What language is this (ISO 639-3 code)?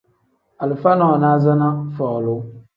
kdh